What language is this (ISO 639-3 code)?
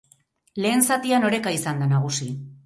eus